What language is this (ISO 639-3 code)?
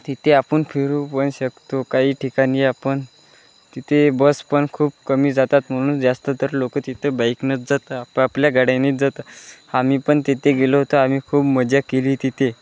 mar